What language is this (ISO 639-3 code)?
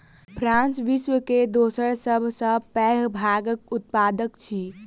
mai